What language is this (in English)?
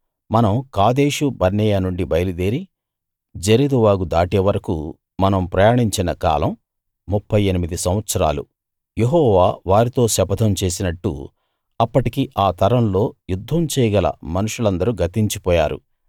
Telugu